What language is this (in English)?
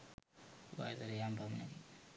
Sinhala